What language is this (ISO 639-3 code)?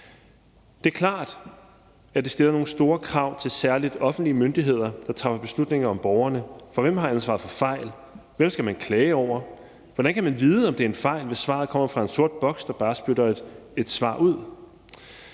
dan